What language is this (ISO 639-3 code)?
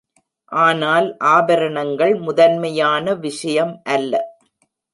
tam